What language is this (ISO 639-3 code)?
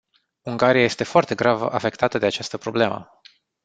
ron